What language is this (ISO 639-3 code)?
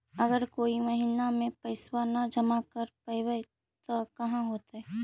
mag